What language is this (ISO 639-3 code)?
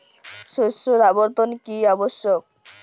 ben